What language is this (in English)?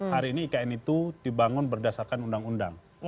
Indonesian